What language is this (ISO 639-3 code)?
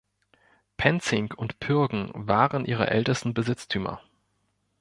deu